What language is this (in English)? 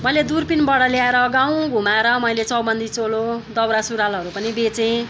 Nepali